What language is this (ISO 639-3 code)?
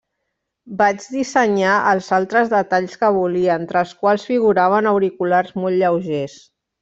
cat